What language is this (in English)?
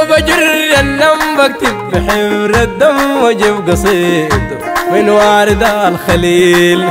Arabic